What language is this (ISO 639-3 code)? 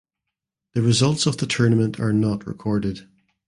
eng